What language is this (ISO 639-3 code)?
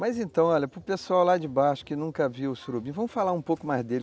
por